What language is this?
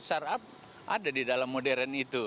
Indonesian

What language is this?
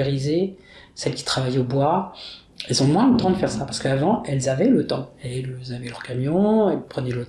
French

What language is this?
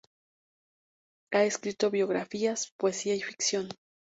Spanish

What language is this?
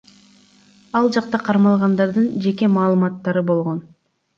Kyrgyz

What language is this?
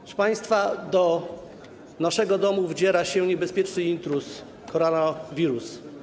Polish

